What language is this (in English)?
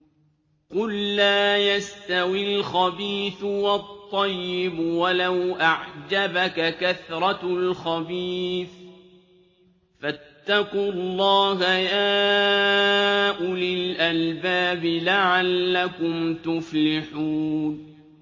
Arabic